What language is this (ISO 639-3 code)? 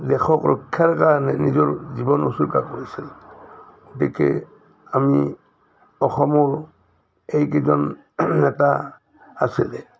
asm